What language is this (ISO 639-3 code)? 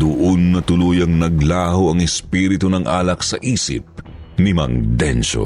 fil